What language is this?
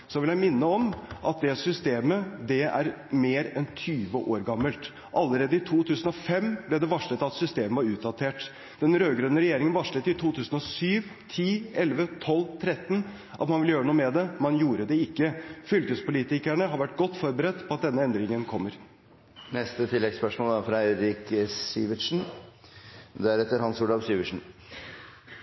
Norwegian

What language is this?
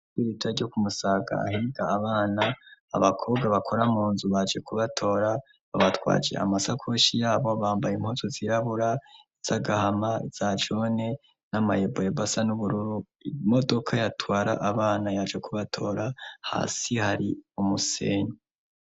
Rundi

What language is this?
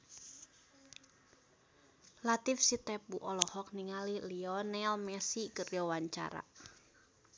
Sundanese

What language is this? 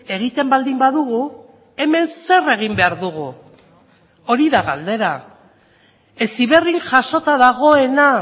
Basque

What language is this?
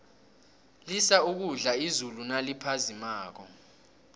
South Ndebele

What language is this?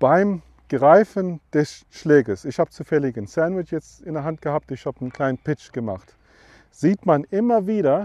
German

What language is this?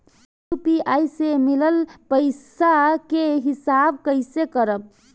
Bhojpuri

